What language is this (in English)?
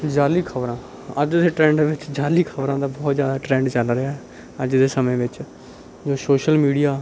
Punjabi